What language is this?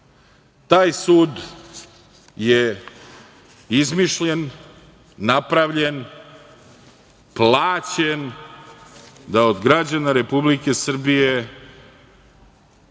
Serbian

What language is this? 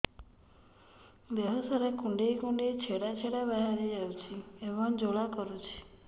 Odia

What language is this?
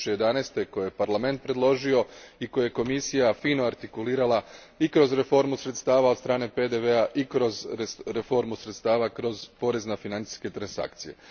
Croatian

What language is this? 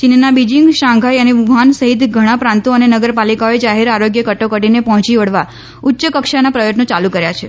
Gujarati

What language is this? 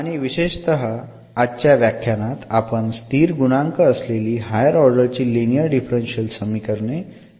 Marathi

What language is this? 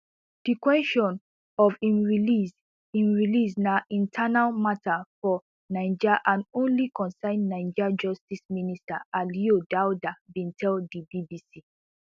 Nigerian Pidgin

